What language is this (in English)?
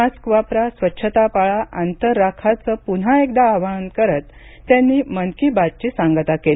Marathi